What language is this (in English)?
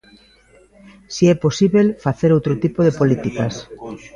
Galician